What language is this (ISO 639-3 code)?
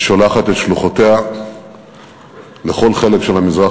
heb